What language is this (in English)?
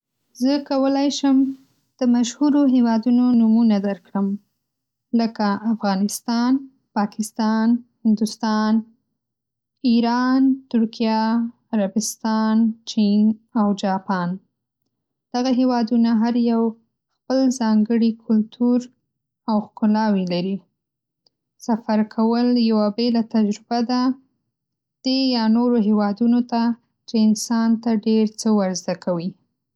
Pashto